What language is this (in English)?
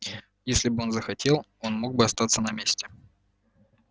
Russian